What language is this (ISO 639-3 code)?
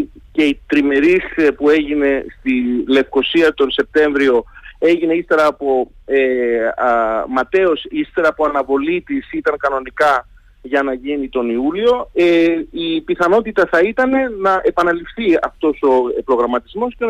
ell